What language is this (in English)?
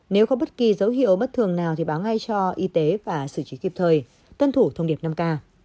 Vietnamese